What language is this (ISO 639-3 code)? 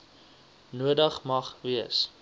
afr